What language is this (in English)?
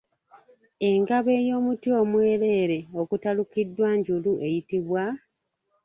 Ganda